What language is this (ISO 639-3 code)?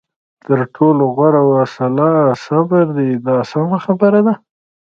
pus